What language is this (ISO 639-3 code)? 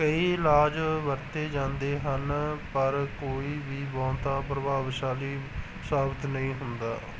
pan